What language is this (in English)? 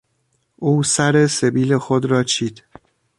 Persian